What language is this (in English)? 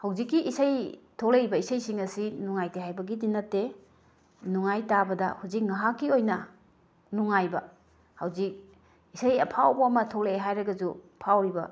Manipuri